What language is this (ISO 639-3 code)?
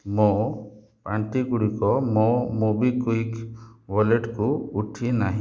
ori